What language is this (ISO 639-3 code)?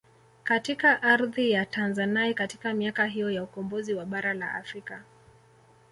swa